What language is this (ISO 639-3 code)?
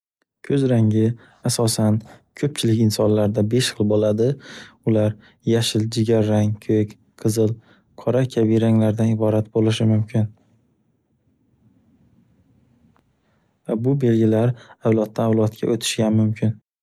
uzb